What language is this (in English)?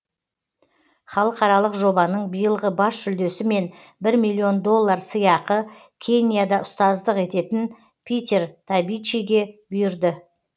Kazakh